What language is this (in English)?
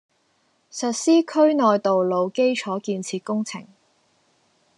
Cantonese